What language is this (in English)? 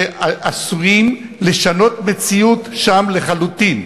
Hebrew